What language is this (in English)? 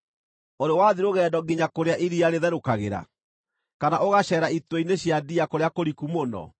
Kikuyu